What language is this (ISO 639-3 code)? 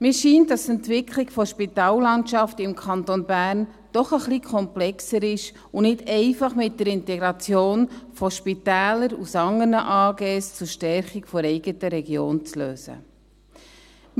gsw